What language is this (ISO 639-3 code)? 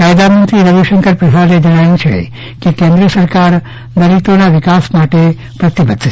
guj